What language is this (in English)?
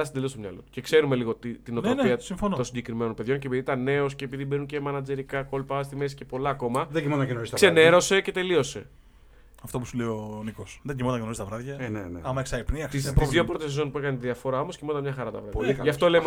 Greek